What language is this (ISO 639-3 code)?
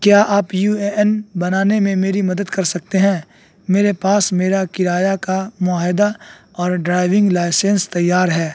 urd